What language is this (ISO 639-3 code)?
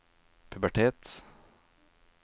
nor